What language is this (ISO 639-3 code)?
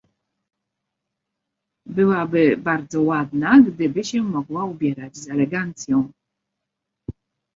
pol